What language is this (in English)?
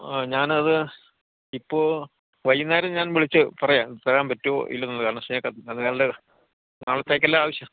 Malayalam